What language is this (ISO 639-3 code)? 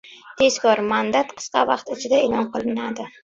uzb